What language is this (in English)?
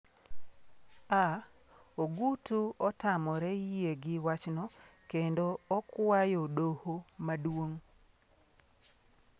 Luo (Kenya and Tanzania)